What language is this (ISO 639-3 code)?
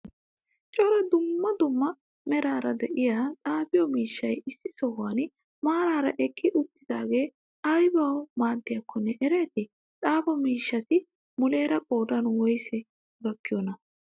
wal